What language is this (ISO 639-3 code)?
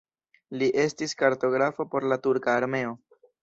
epo